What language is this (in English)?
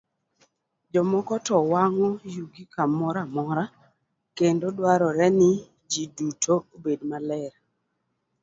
Luo (Kenya and Tanzania)